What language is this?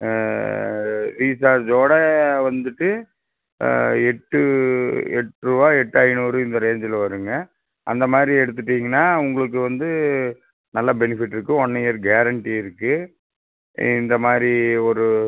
Tamil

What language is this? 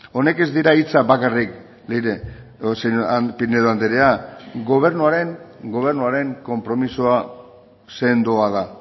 Basque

